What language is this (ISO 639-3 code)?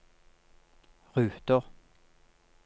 nor